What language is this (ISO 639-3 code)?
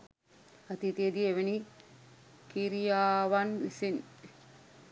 sin